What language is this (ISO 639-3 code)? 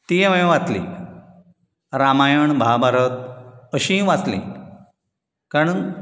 kok